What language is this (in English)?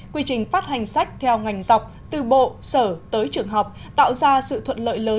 Vietnamese